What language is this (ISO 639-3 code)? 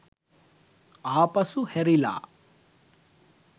sin